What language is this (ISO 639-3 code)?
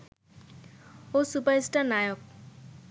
ben